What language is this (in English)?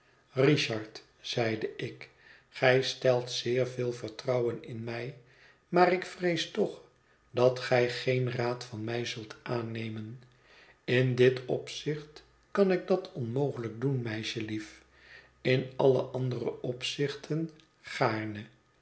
Dutch